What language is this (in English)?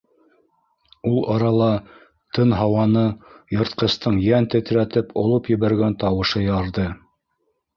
Bashkir